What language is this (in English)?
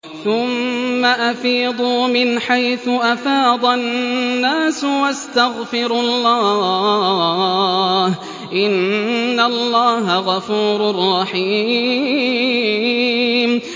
Arabic